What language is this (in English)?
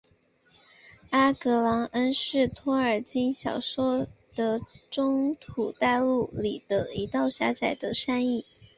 Chinese